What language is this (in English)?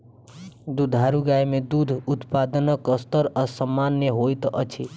Maithili